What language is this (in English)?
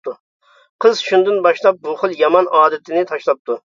Uyghur